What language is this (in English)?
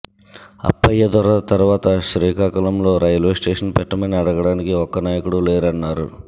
Telugu